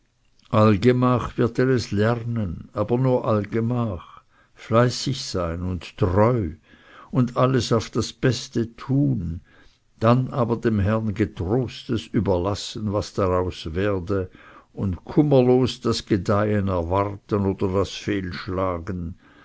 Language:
German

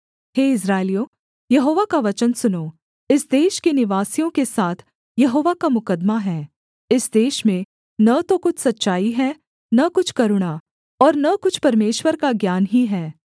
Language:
Hindi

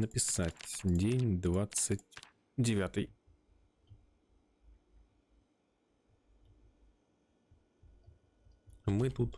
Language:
Russian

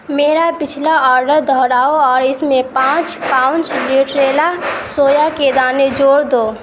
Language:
Urdu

